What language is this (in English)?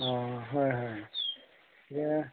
Assamese